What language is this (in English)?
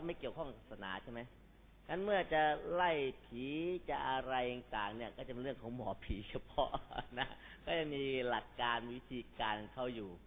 Thai